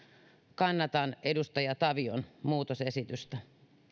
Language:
Finnish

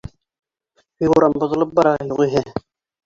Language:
Bashkir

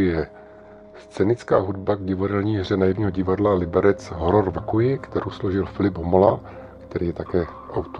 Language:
Czech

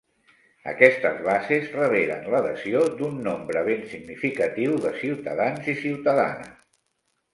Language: Catalan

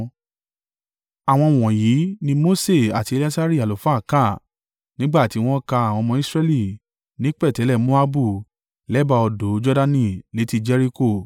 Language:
Yoruba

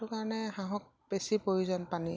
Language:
Assamese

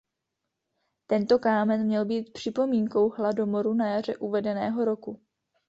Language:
Czech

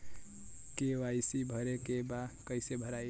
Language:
Bhojpuri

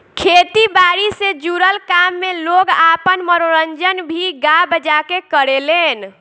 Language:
Bhojpuri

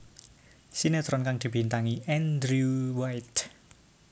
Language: Javanese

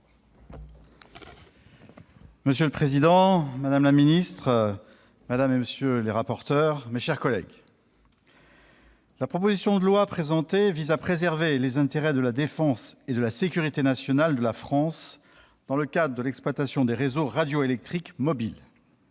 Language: French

